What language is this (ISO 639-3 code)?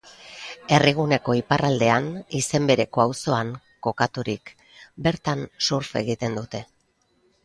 eus